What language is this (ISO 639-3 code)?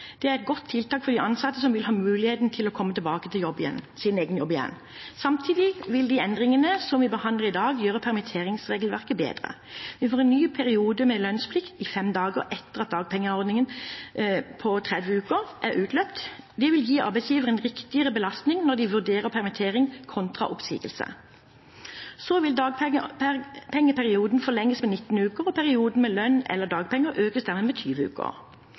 nob